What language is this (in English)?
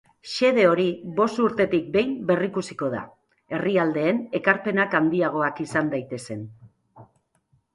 Basque